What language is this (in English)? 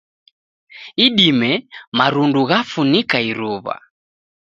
Taita